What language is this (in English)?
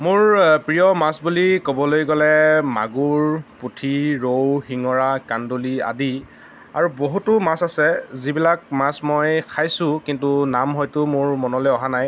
Assamese